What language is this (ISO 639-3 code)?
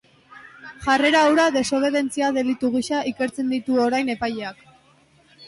eus